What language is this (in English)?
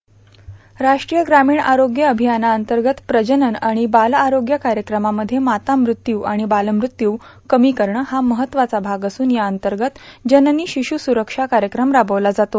Marathi